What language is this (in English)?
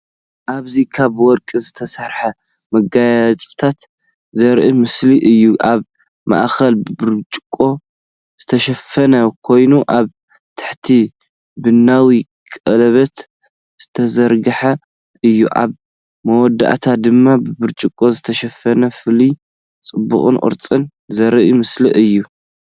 Tigrinya